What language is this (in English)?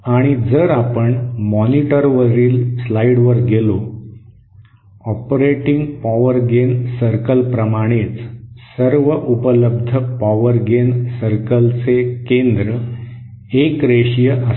Marathi